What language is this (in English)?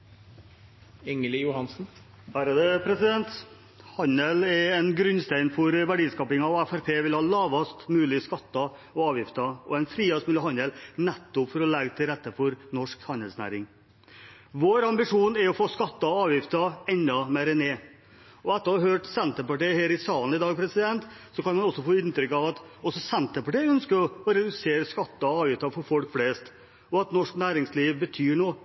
Norwegian Bokmål